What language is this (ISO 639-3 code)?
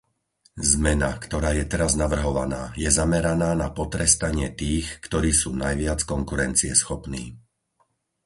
slk